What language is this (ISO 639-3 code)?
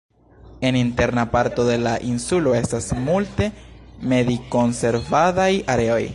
epo